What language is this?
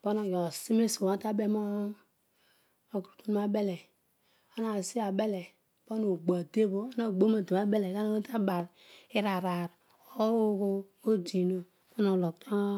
Odual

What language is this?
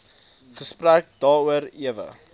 Afrikaans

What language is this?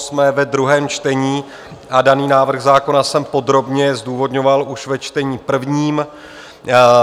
Czech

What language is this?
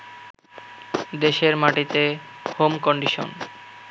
Bangla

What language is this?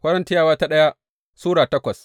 Hausa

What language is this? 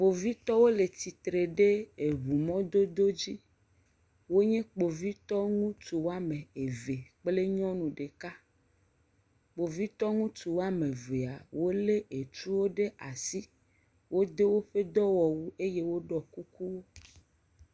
Ewe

